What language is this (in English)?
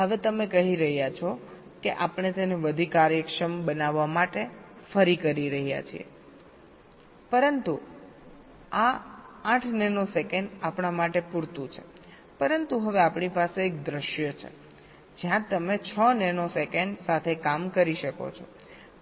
Gujarati